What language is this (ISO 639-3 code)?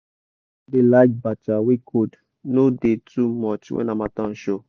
pcm